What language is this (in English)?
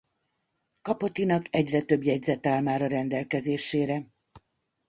Hungarian